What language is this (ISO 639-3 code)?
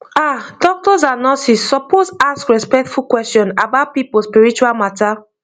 pcm